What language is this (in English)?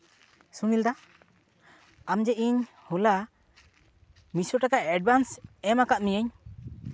Santali